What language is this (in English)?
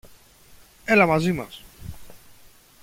Greek